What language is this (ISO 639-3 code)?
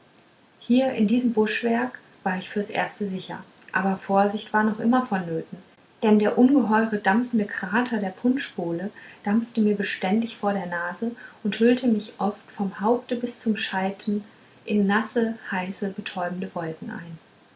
deu